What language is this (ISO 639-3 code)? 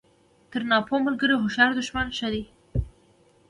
pus